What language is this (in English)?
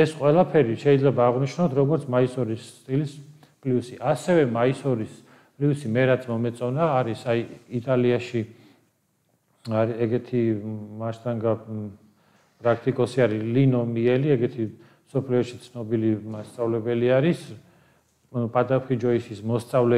Romanian